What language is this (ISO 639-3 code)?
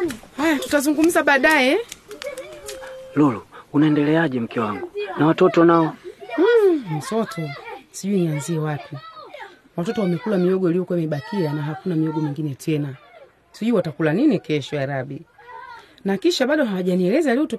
swa